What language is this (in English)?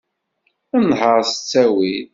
Kabyle